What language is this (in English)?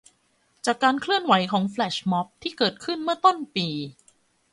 Thai